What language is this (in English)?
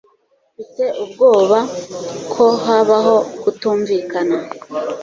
Kinyarwanda